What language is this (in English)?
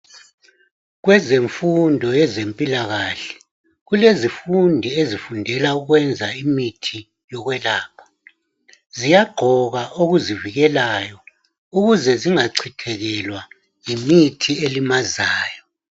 North Ndebele